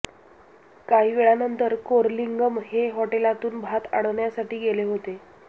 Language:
Marathi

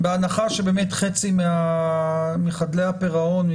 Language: Hebrew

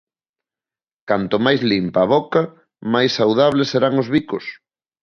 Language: Galician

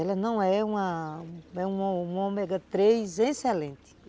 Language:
Portuguese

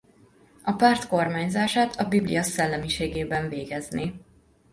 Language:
Hungarian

